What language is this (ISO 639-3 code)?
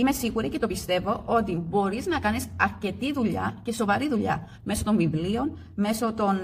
ell